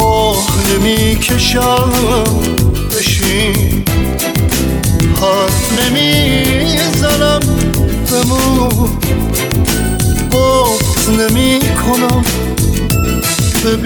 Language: Persian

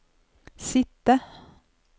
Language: Norwegian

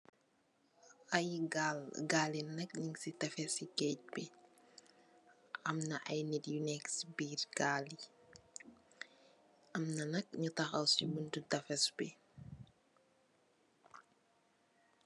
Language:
Wolof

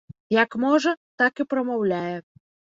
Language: Belarusian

